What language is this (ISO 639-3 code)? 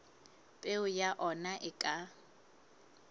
sot